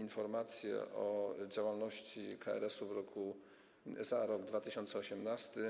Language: Polish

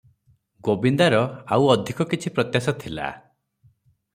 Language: Odia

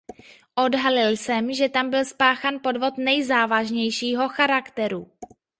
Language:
Czech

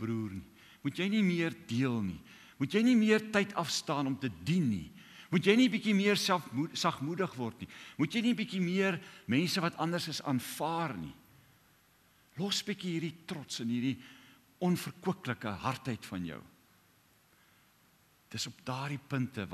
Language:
Dutch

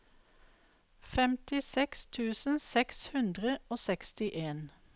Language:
Norwegian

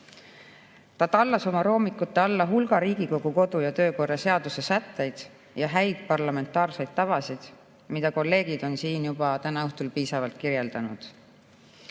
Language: Estonian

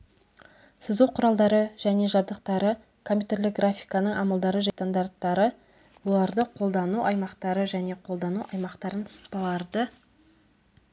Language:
Kazakh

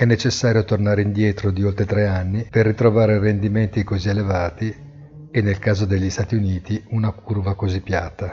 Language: Italian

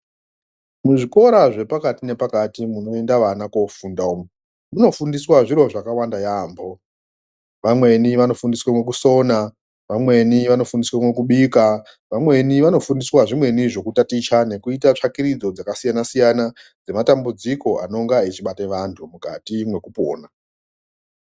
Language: Ndau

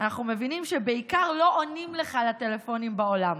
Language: Hebrew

